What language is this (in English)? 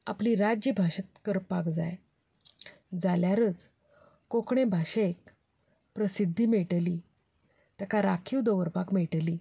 Konkani